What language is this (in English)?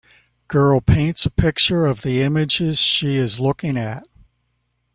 English